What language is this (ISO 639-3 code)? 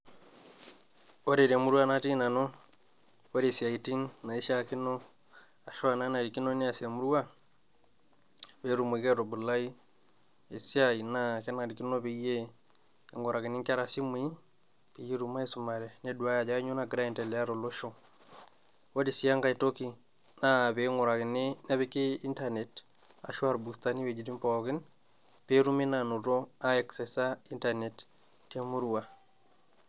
mas